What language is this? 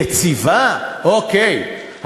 Hebrew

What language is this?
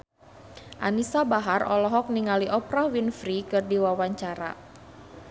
Sundanese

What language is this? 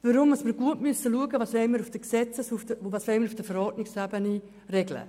Swiss German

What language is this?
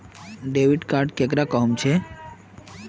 Magahi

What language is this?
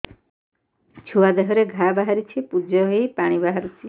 Odia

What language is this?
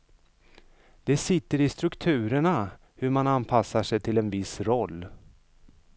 Swedish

